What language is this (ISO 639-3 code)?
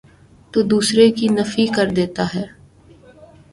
urd